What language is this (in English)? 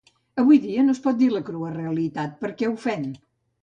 Catalan